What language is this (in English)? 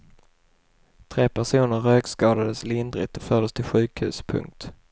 Swedish